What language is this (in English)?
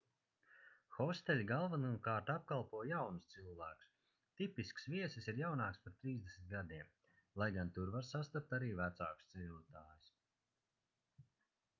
Latvian